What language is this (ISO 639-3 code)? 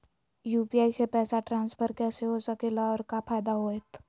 mag